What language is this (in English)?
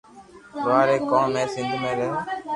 Loarki